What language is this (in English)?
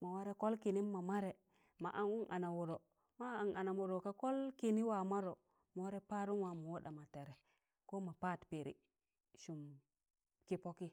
Tangale